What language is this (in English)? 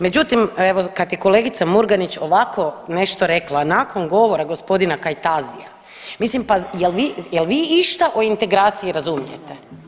Croatian